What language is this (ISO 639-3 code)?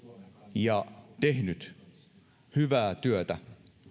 fin